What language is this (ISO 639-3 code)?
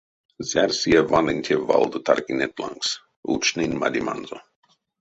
myv